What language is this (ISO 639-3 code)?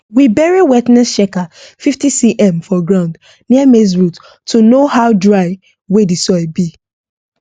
pcm